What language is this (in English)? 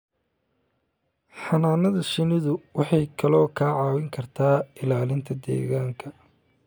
Somali